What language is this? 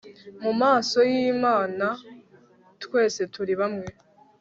Kinyarwanda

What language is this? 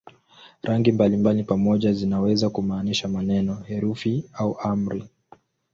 Swahili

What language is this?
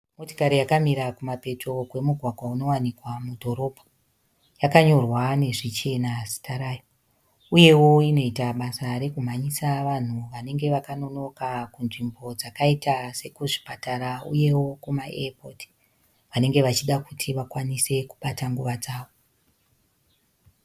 Shona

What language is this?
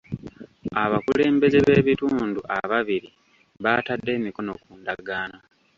Ganda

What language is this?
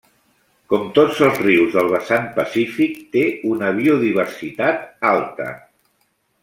Catalan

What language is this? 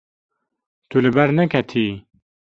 Kurdish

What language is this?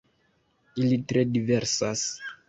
Esperanto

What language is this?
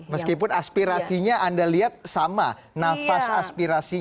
Indonesian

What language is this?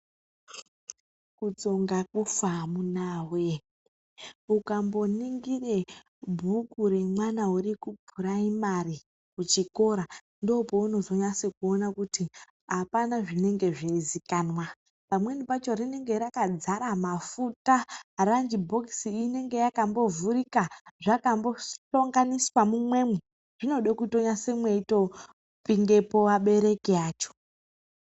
Ndau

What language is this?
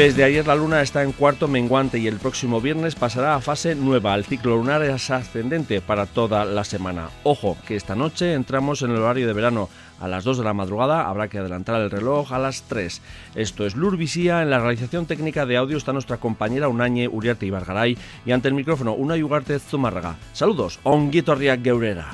Spanish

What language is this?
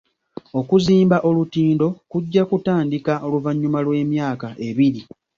Ganda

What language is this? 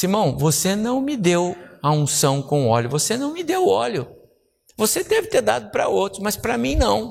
Portuguese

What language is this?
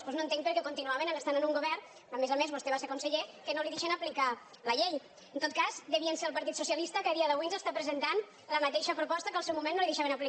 Catalan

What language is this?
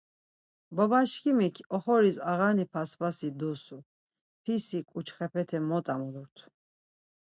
Laz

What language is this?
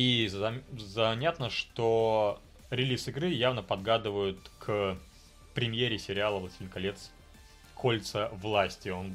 Russian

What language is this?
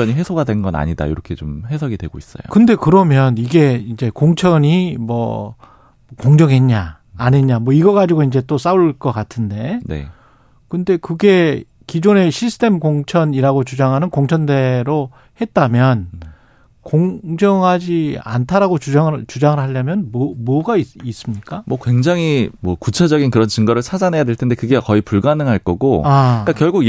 Korean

